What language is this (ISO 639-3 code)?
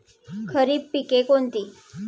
mar